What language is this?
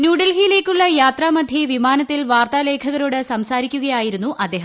Malayalam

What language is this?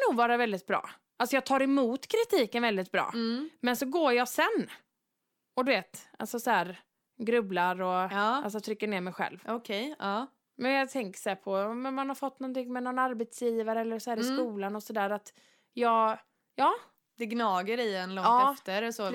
Swedish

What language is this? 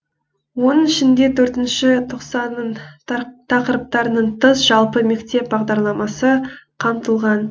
Kazakh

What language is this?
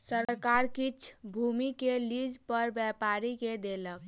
Maithili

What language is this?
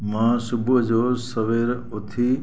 Sindhi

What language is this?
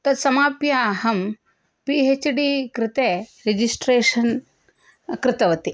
Sanskrit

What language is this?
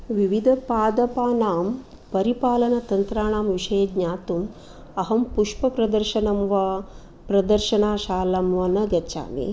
Sanskrit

